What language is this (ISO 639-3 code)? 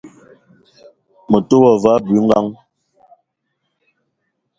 eto